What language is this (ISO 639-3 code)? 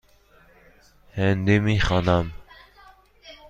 fas